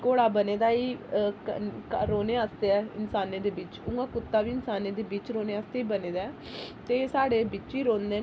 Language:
Dogri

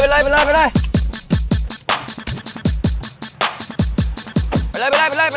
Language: Thai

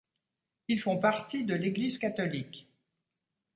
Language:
French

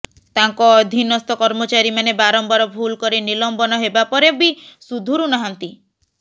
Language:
Odia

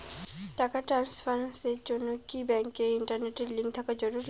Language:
Bangla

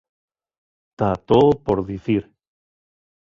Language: Asturian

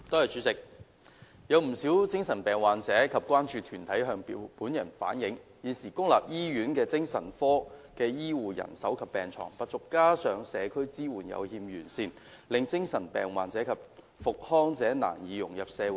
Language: Cantonese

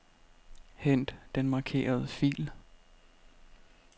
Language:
Danish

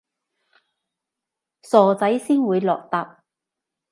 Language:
Cantonese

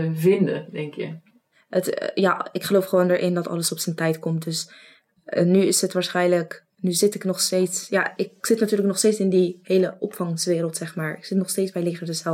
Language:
Dutch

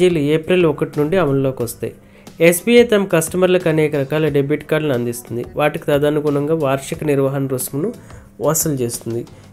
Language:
Telugu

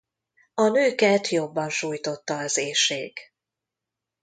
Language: Hungarian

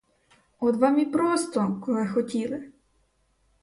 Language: Ukrainian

